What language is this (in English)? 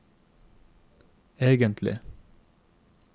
Norwegian